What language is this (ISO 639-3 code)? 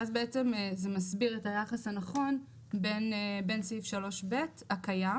heb